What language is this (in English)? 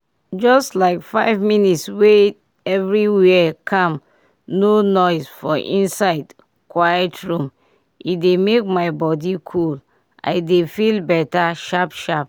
Nigerian Pidgin